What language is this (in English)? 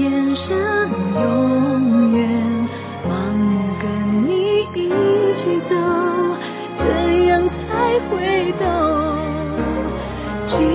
Chinese